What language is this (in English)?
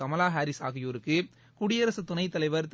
Tamil